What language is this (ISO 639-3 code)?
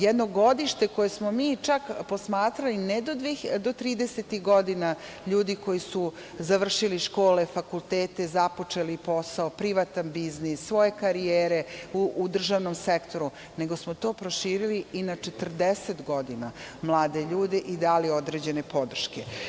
srp